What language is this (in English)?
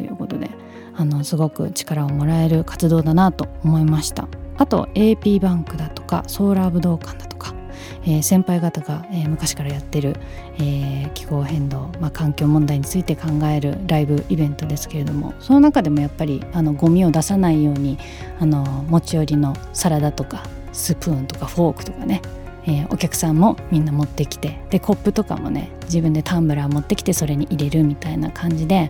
Japanese